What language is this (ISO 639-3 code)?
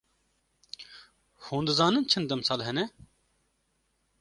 kur